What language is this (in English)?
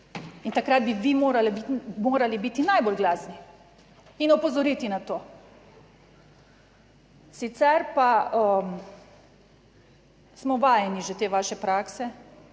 Slovenian